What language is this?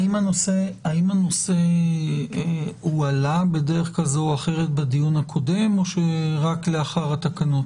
Hebrew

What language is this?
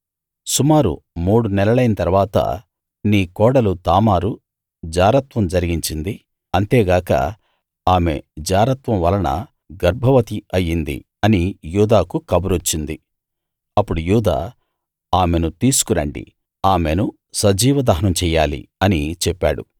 Telugu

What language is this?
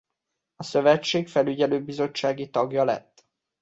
Hungarian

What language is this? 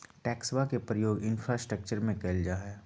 Magahi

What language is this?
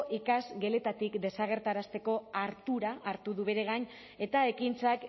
Basque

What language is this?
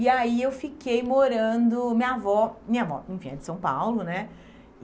Portuguese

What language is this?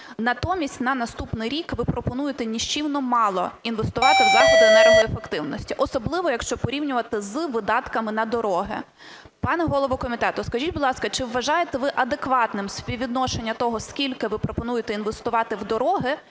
Ukrainian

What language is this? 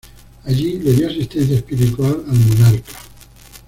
Spanish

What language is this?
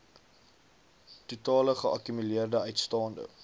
Afrikaans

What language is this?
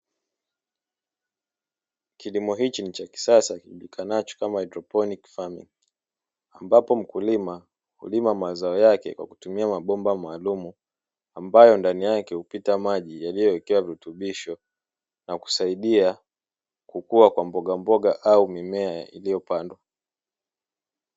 Swahili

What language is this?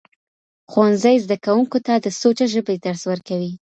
Pashto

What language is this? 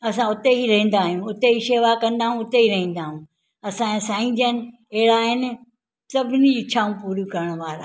Sindhi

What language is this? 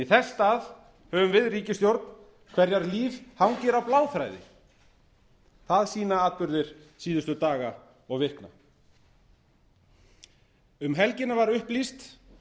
Icelandic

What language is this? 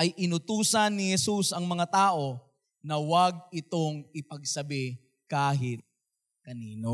Filipino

